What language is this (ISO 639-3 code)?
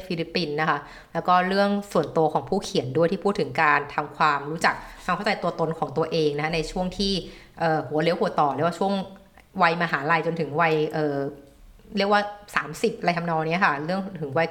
tha